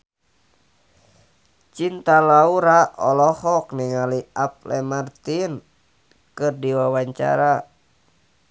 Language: Sundanese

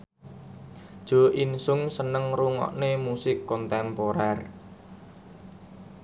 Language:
Javanese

